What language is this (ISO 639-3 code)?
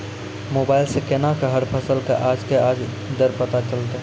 mai